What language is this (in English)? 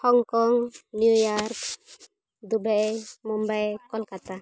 Santali